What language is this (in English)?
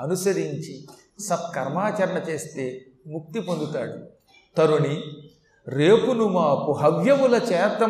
Telugu